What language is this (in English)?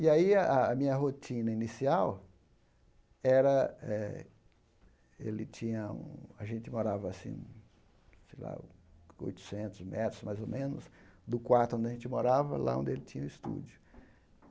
Portuguese